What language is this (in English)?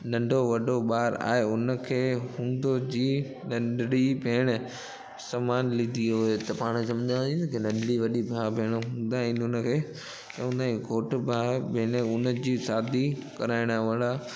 Sindhi